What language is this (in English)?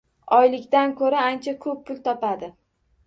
Uzbek